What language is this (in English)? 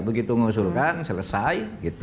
Indonesian